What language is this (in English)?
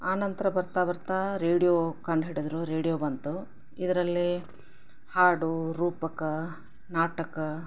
Kannada